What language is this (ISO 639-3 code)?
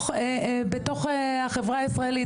heb